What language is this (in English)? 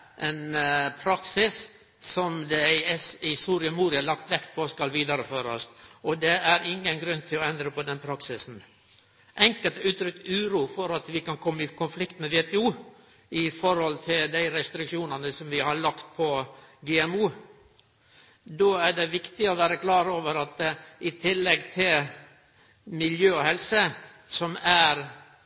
Norwegian Nynorsk